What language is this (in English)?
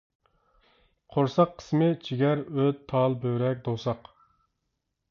Uyghur